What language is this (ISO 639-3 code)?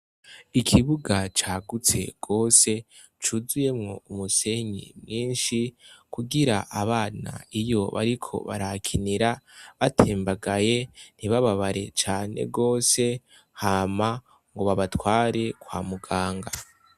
run